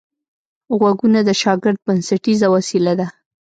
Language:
Pashto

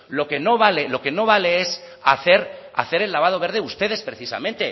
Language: Spanish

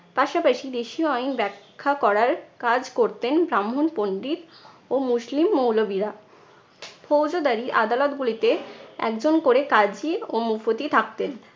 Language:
Bangla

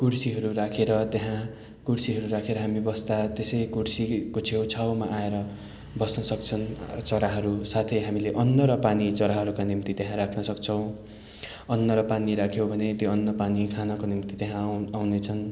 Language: Nepali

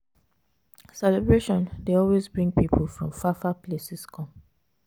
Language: Nigerian Pidgin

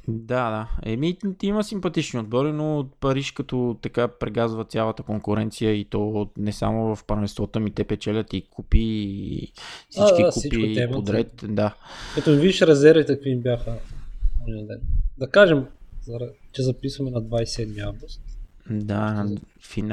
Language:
Bulgarian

